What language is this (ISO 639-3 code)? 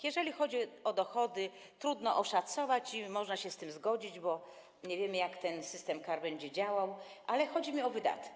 pol